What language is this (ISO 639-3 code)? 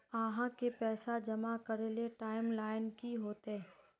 mag